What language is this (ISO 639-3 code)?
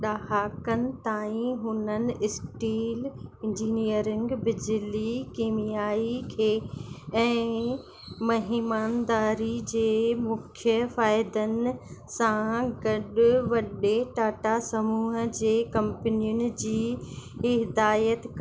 snd